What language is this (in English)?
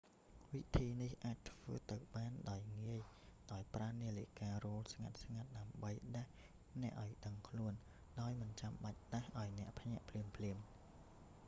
Khmer